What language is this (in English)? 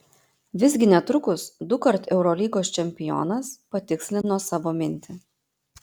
Lithuanian